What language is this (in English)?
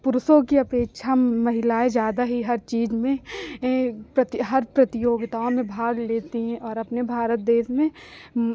Hindi